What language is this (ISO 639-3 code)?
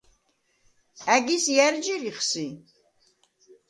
sva